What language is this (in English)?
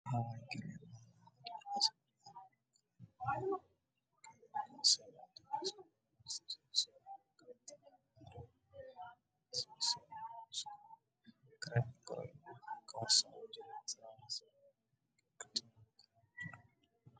Somali